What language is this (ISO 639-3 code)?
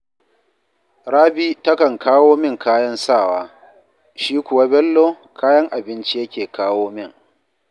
hau